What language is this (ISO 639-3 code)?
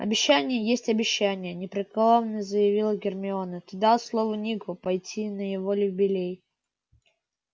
rus